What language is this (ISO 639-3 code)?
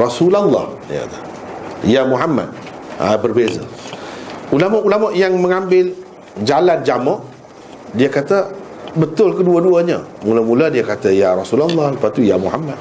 msa